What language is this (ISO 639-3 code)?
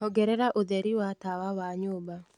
kik